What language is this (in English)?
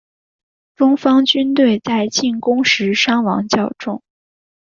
Chinese